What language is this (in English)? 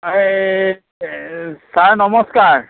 Assamese